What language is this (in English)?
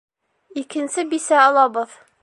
Bashkir